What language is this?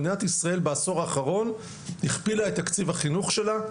Hebrew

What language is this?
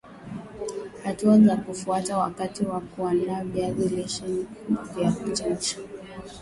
Swahili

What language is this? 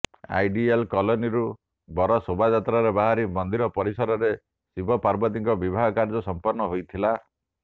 Odia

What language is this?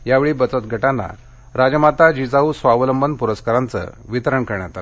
Marathi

